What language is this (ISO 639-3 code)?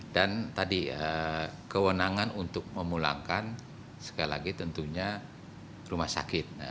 ind